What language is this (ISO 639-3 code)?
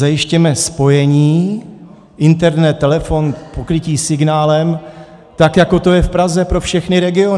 ces